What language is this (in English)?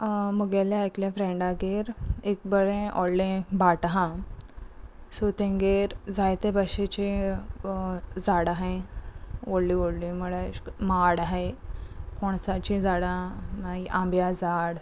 Konkani